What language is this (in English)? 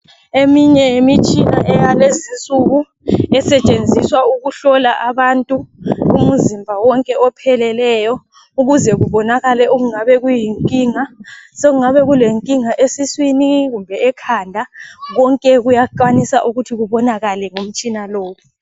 North Ndebele